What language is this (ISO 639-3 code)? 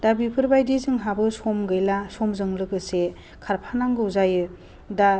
brx